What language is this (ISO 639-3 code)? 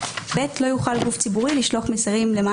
heb